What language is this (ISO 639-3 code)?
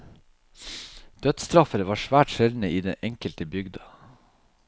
nor